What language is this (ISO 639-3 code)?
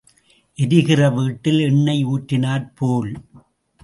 tam